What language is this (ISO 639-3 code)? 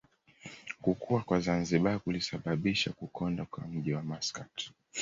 swa